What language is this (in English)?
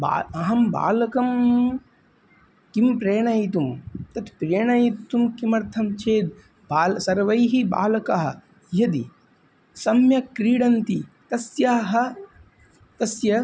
Sanskrit